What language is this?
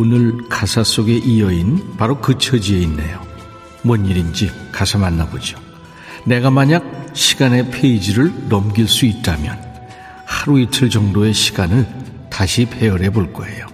Korean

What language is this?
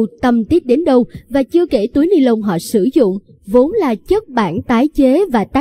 Vietnamese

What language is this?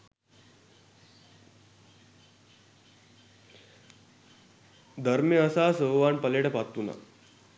Sinhala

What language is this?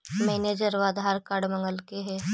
Magahi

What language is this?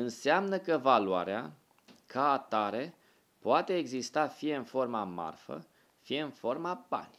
Romanian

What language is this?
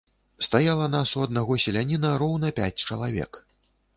Belarusian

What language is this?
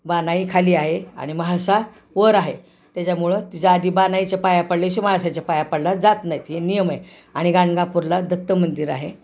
Marathi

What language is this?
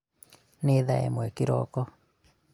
Kikuyu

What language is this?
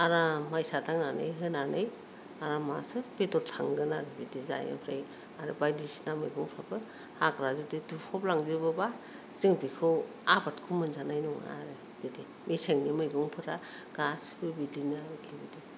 Bodo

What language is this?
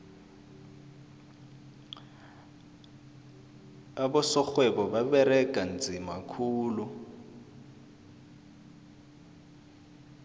South Ndebele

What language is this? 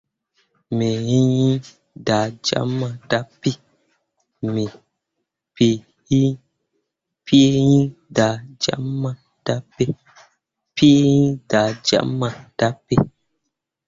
Mundang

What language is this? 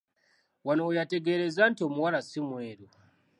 Ganda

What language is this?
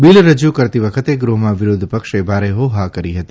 Gujarati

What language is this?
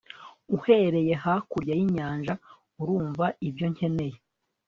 Kinyarwanda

